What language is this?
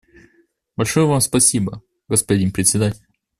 Russian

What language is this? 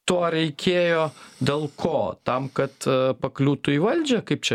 Lithuanian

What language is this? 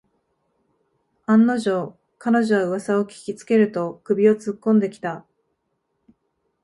Japanese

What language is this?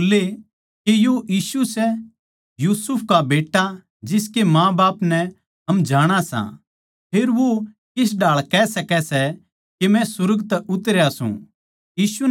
Haryanvi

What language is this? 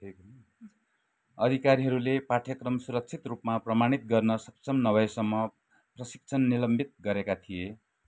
Nepali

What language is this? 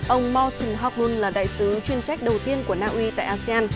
Vietnamese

